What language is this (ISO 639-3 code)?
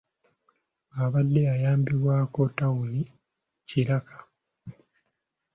lug